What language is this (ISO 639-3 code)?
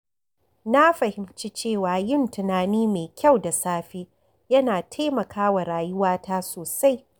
hau